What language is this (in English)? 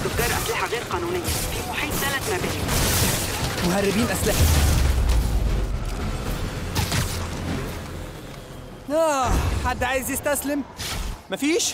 Arabic